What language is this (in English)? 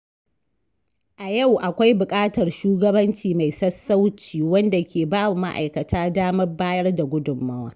Hausa